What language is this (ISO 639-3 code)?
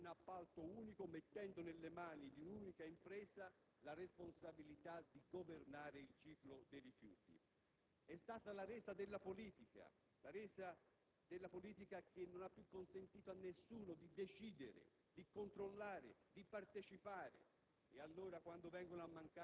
ita